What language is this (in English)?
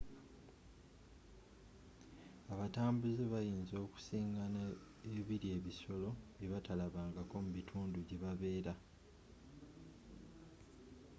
Ganda